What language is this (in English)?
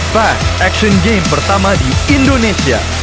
Indonesian